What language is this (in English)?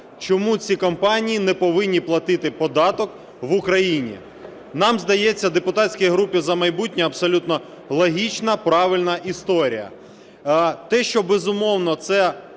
Ukrainian